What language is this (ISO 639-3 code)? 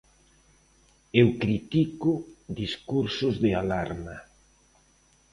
glg